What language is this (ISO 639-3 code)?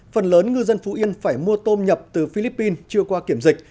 vie